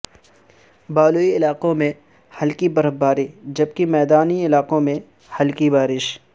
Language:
Urdu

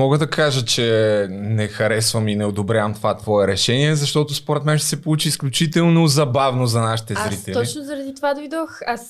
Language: Bulgarian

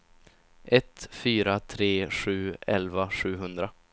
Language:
Swedish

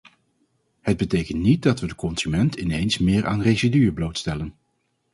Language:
Dutch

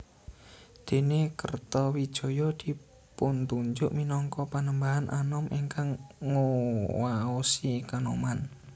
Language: Javanese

